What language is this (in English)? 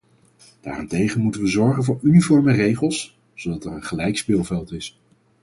Dutch